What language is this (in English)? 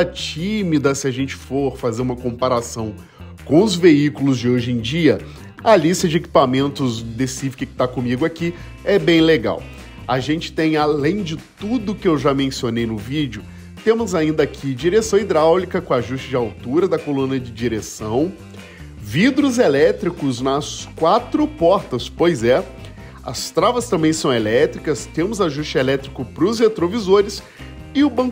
Portuguese